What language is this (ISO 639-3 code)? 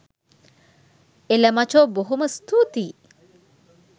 sin